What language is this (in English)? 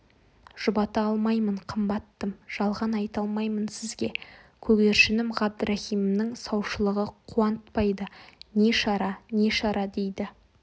Kazakh